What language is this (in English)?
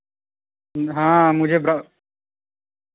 Hindi